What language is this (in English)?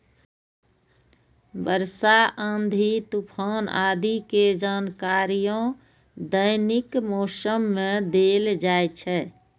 Maithili